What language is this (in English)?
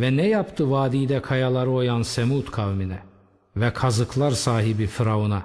Turkish